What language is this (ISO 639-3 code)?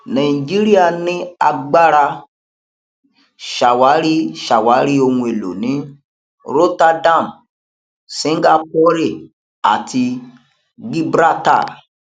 yor